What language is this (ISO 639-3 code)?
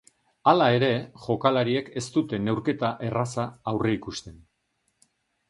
eus